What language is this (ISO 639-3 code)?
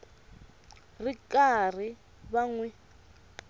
tso